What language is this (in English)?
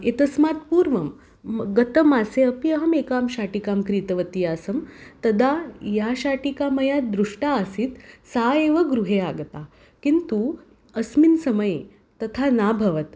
Sanskrit